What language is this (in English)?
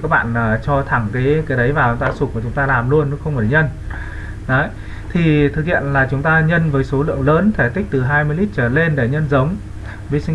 Vietnamese